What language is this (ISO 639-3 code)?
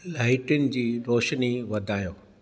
snd